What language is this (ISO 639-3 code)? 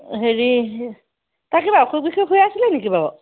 asm